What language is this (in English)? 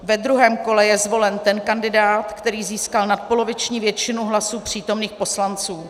Czech